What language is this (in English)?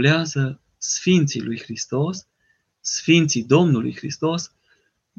Romanian